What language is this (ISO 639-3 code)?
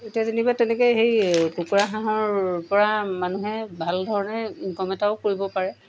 asm